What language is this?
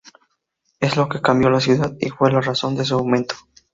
Spanish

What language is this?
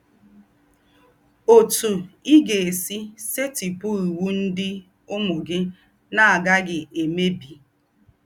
Igbo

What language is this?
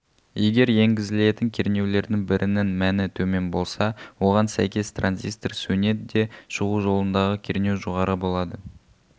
Kazakh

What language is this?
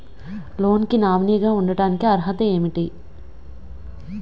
Telugu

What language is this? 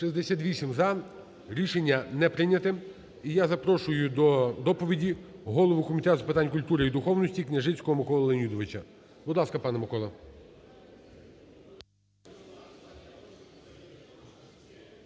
Ukrainian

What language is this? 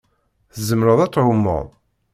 Kabyle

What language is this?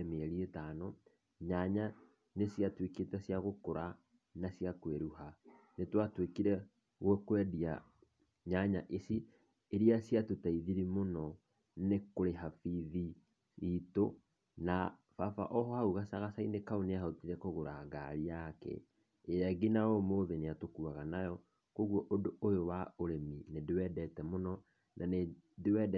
Kikuyu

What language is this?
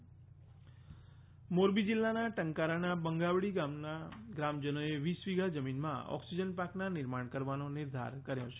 Gujarati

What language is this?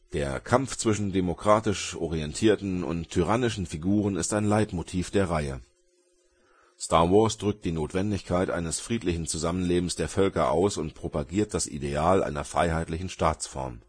German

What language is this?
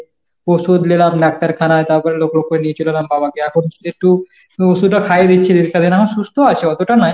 Bangla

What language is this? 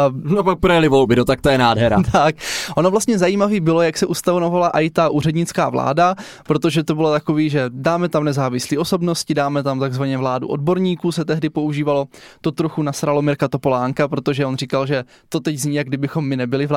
Czech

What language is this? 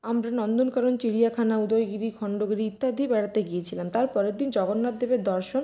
Bangla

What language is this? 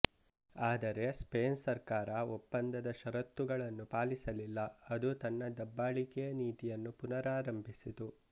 Kannada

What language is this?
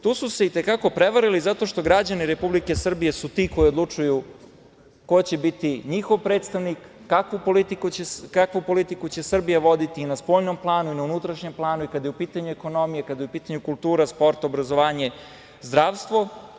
Serbian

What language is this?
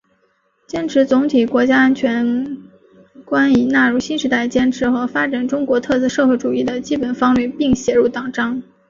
Chinese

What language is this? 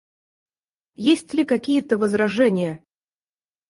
Russian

